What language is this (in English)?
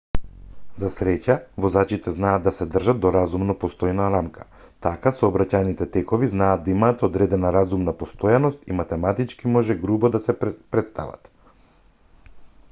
Macedonian